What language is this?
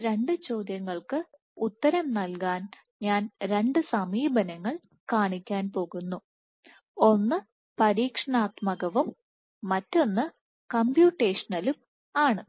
Malayalam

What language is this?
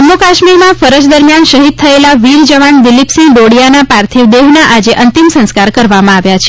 Gujarati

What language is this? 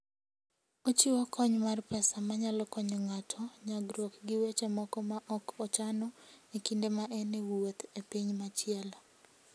Luo (Kenya and Tanzania)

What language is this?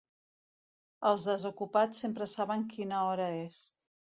Catalan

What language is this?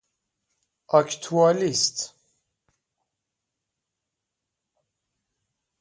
Persian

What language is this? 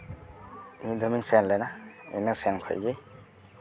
Santali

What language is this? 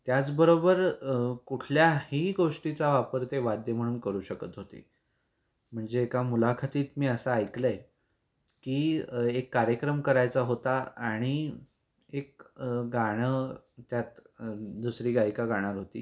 Marathi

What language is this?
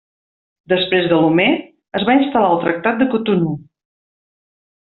Catalan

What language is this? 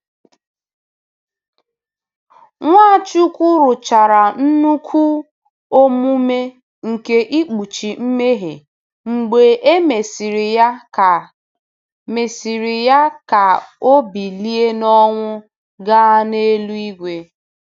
Igbo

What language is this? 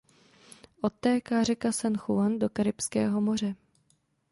Czech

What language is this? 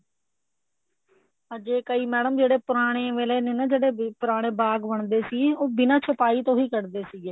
Punjabi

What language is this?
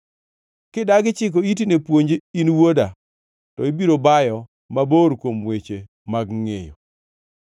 Luo (Kenya and Tanzania)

